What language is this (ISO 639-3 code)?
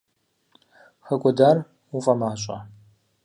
kbd